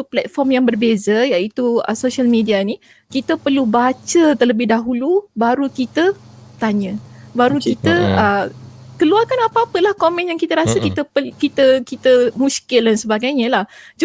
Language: Malay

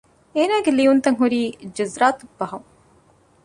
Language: Divehi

